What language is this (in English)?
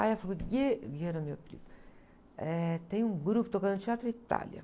Portuguese